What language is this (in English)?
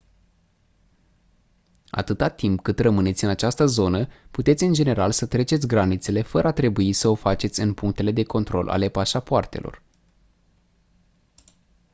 Romanian